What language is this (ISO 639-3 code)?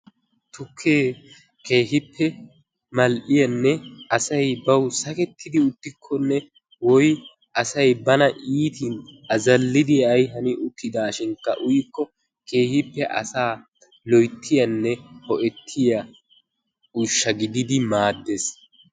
wal